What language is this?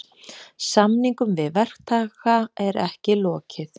Icelandic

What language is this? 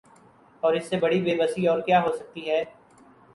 Urdu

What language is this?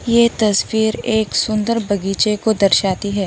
Hindi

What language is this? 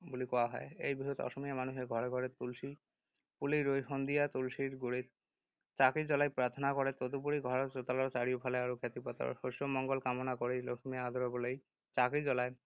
Assamese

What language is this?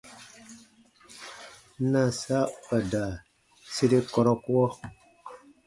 Baatonum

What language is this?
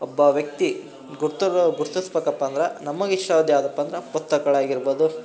Kannada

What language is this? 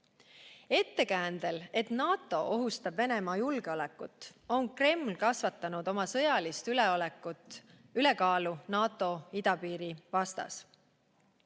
Estonian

